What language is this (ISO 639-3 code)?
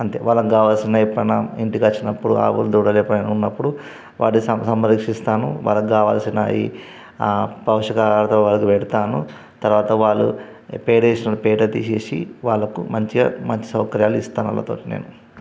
tel